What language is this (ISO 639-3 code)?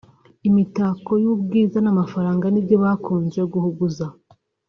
kin